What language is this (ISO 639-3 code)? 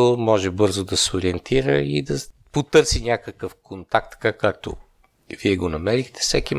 bul